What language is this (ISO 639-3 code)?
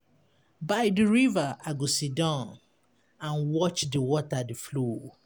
pcm